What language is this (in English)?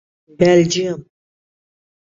Urdu